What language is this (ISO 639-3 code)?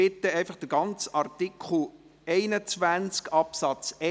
gsw